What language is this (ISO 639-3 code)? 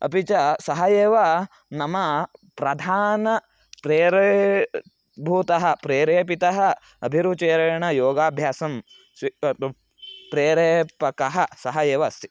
san